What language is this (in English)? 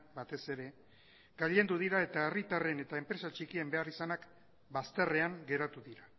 Basque